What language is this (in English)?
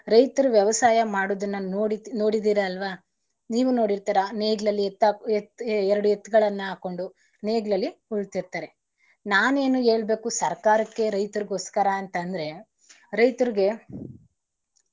Kannada